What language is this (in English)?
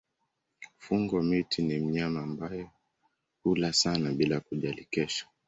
Swahili